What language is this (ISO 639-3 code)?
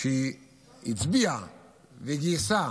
heb